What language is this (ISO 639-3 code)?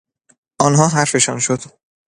fas